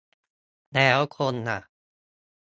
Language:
Thai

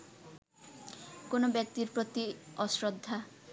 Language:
Bangla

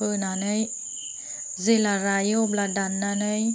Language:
Bodo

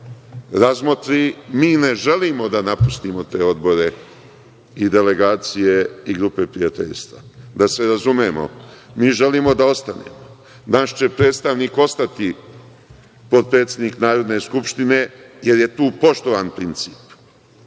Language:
Serbian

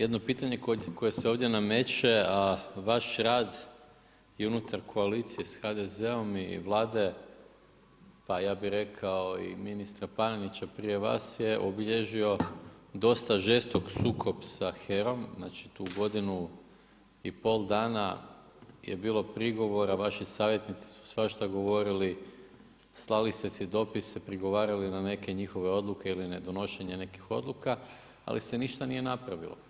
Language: Croatian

